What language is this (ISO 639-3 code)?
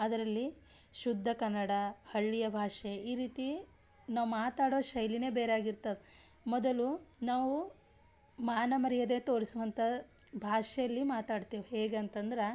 kan